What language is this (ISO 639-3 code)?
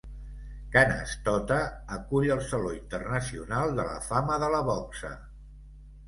cat